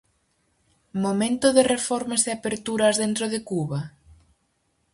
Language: Galician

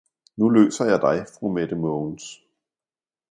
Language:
Danish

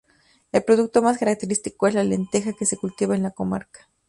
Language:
Spanish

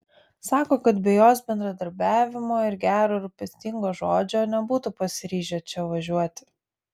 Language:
Lithuanian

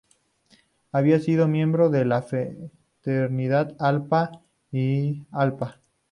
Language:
Spanish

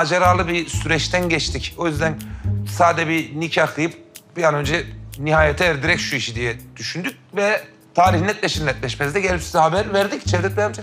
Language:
Turkish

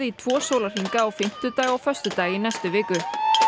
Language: Icelandic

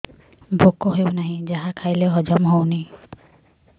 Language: Odia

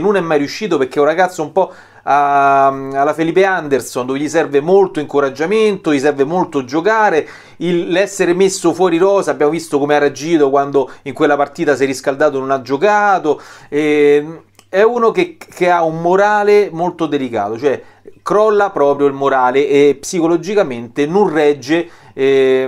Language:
Italian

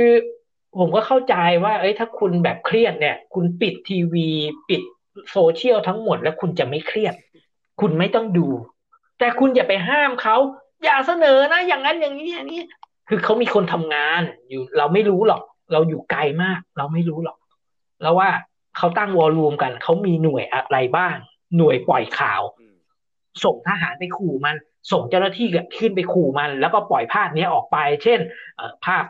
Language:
Thai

